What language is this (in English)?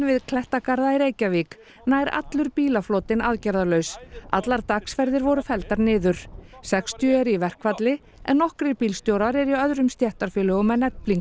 Icelandic